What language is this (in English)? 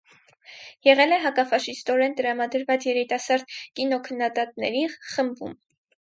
Armenian